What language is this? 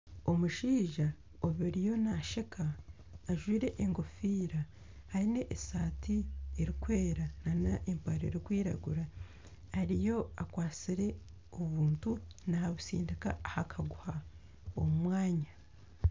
Nyankole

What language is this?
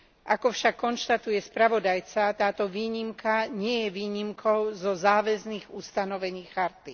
Slovak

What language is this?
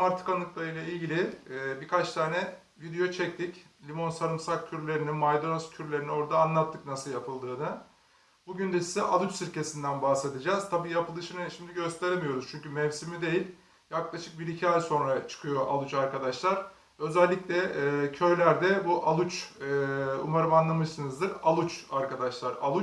Turkish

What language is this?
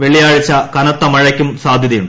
Malayalam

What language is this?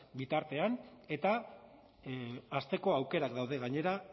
Basque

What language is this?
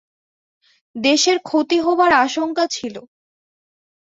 Bangla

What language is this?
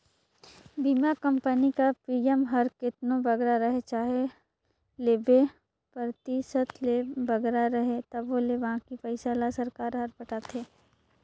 Chhattisgarhi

